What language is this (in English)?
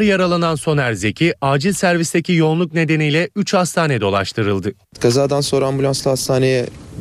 Turkish